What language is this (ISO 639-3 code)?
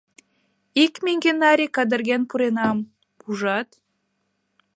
chm